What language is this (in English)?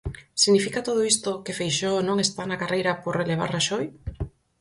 Galician